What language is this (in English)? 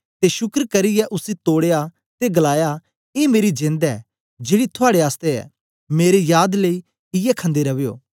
Dogri